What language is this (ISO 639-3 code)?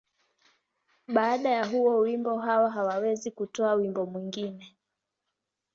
swa